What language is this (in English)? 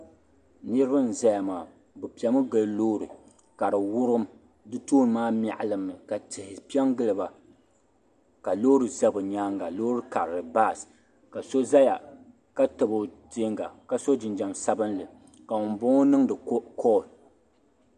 Dagbani